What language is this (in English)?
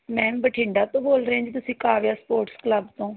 Punjabi